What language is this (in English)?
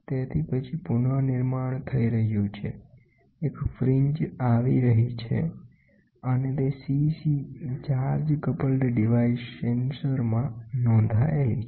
Gujarati